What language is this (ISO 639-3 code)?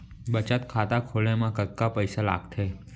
hne